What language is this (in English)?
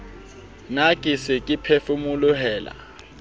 Southern Sotho